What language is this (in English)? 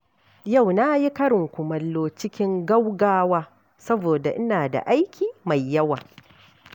Hausa